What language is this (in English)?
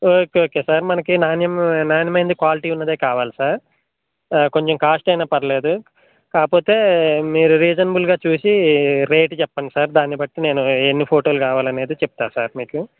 Telugu